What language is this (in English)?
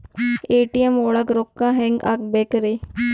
Kannada